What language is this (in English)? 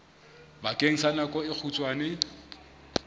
Southern Sotho